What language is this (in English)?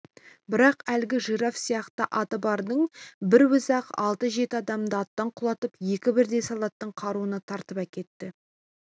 Kazakh